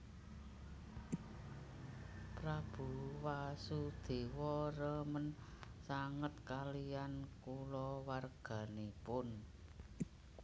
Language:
Javanese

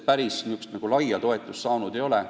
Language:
Estonian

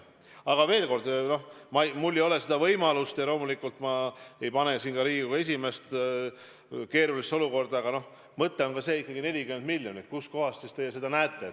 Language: Estonian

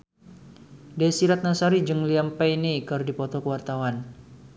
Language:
Sundanese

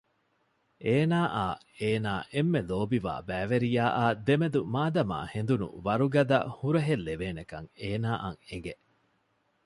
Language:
Divehi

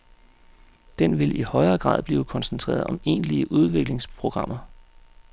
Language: Danish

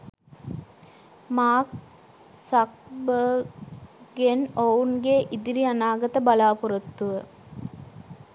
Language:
Sinhala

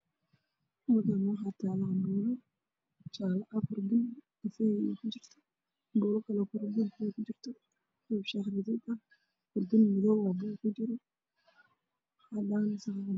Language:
Somali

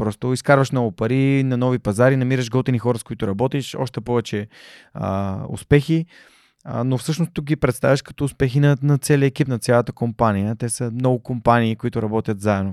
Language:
Bulgarian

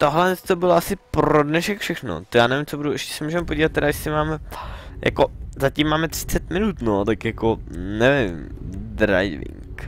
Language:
Czech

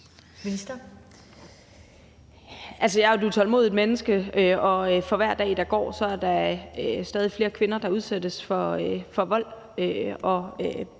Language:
Danish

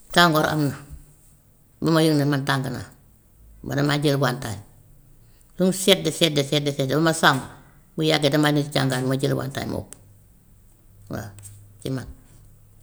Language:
Gambian Wolof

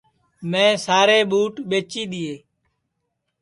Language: Sansi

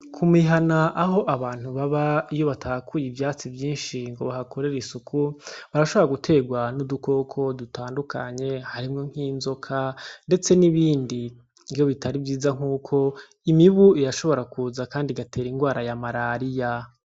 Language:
Rundi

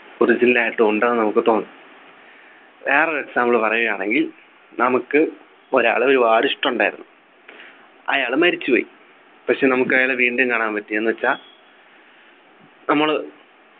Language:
Malayalam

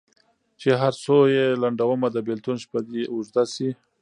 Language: Pashto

